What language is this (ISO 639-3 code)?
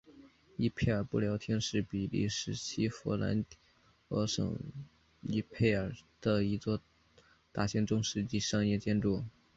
zho